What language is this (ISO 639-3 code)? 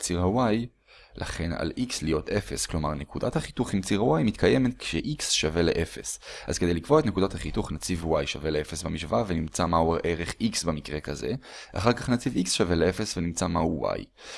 heb